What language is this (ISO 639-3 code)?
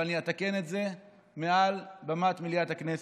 heb